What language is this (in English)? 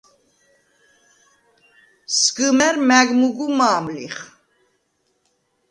Svan